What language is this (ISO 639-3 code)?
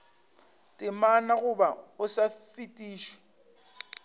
nso